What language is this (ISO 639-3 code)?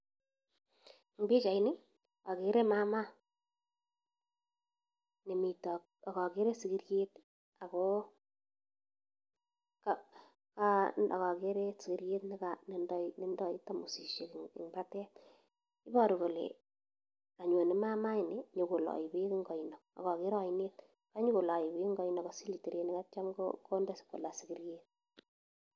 kln